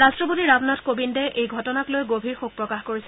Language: Assamese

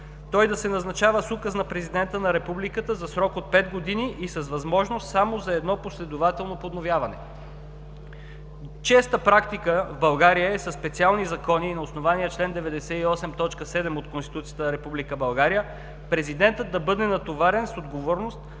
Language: Bulgarian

